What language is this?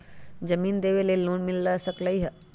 Magahi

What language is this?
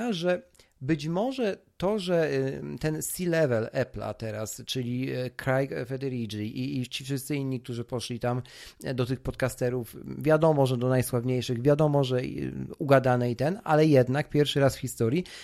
Polish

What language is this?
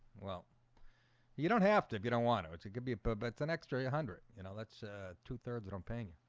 English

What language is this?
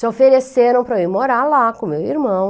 Portuguese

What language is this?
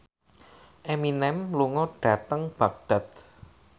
Javanese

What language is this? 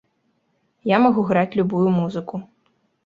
Belarusian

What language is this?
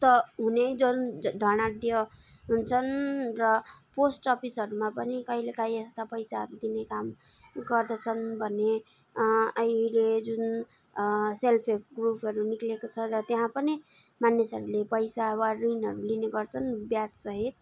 Nepali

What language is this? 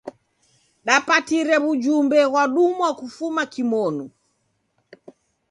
Taita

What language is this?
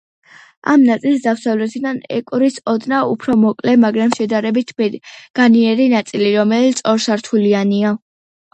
Georgian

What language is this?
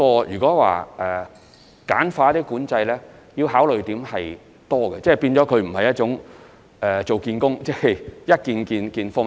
Cantonese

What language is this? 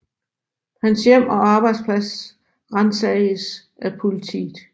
Danish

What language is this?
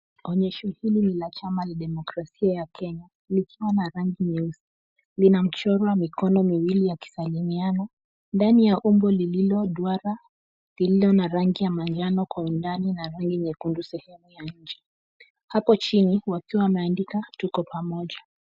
Swahili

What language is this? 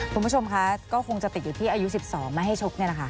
Thai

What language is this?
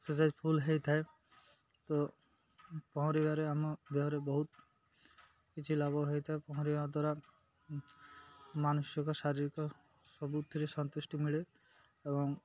Odia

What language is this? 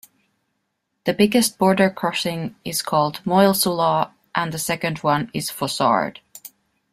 English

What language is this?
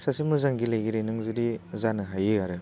Bodo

